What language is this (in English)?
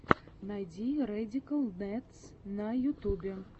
Russian